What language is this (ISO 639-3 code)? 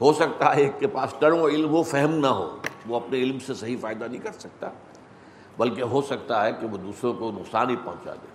urd